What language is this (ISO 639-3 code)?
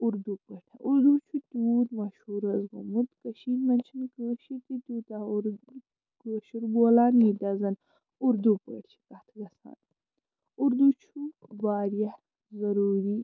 kas